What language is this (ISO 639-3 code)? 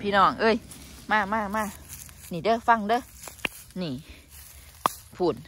tha